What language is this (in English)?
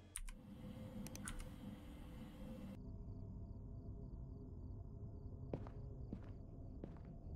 Turkish